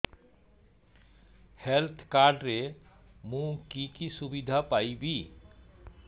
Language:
Odia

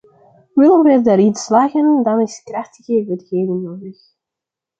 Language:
Dutch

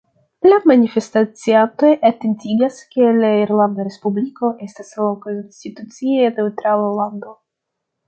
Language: Esperanto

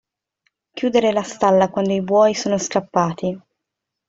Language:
Italian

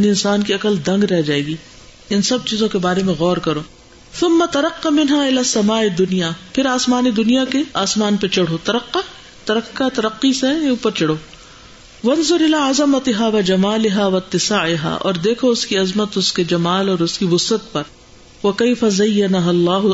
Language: Urdu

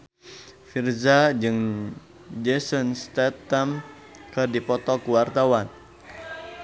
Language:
Sundanese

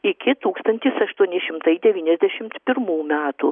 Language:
Lithuanian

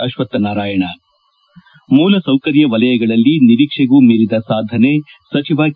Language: Kannada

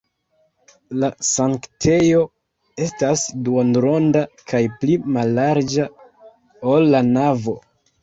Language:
Esperanto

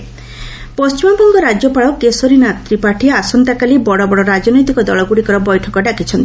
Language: Odia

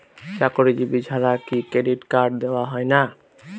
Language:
Bangla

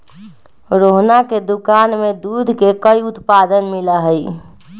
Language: Magahi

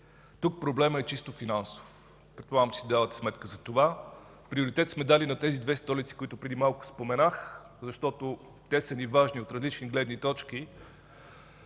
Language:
Bulgarian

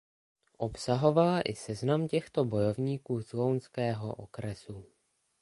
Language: Czech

